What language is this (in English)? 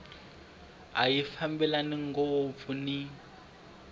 Tsonga